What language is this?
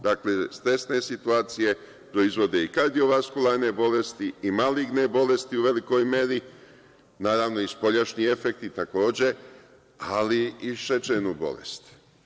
Serbian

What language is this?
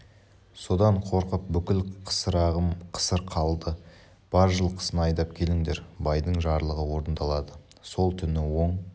Kazakh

